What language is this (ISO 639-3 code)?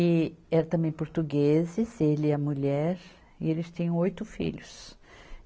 por